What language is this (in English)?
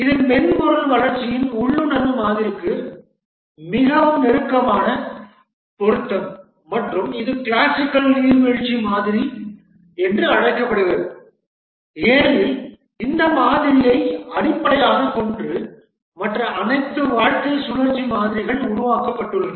Tamil